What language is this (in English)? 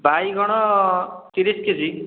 Odia